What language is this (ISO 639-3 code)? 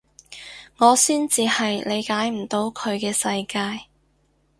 yue